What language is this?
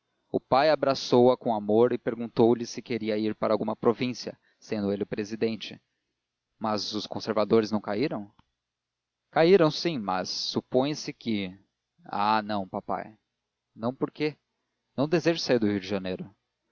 Portuguese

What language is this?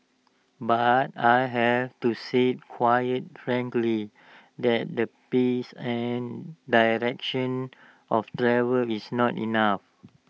English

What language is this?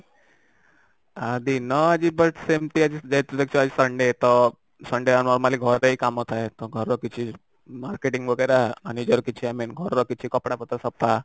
Odia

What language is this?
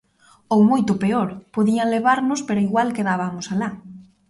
Galician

